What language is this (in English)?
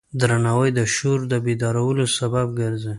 Pashto